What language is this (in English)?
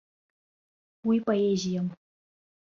Abkhazian